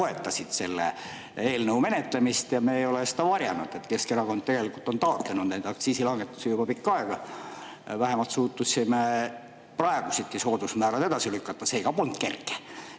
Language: Estonian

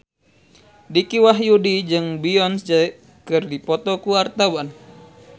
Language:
Sundanese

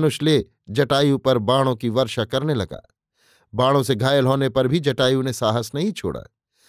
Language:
Hindi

